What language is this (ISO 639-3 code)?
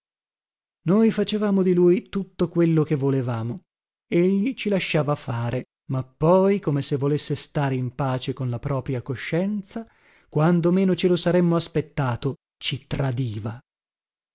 ita